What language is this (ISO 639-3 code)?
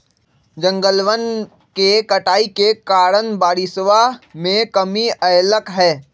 mag